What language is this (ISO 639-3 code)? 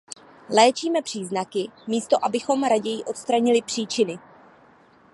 ces